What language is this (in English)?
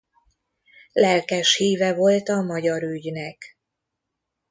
Hungarian